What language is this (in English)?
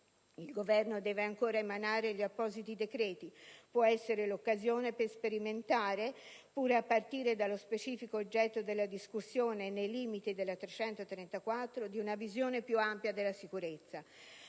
Italian